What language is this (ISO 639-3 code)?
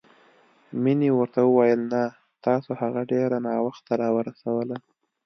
pus